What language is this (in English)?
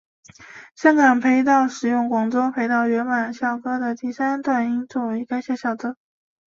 Chinese